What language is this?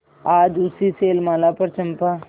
Hindi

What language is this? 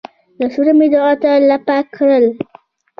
Pashto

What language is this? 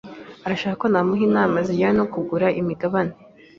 Kinyarwanda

